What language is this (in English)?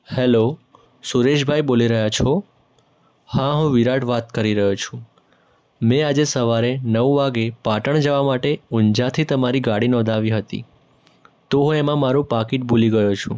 Gujarati